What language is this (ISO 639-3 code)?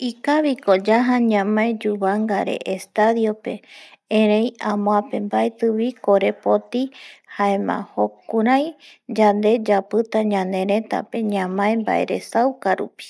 gui